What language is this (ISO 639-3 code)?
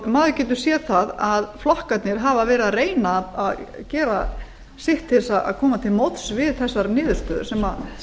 isl